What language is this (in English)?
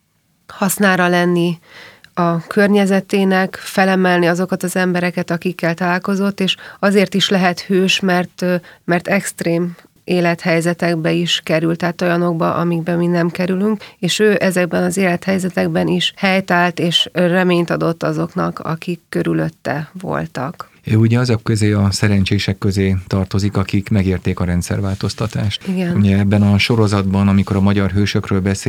Hungarian